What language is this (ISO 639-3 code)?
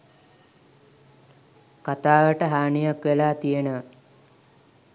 sin